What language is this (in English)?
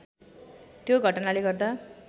Nepali